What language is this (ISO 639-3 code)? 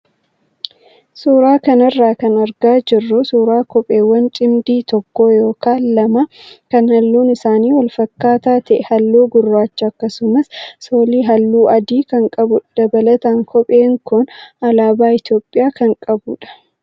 orm